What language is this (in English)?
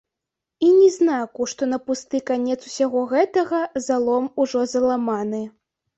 Belarusian